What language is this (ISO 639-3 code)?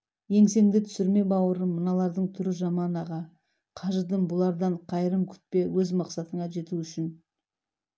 kaz